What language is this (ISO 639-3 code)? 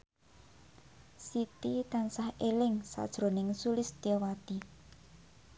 jav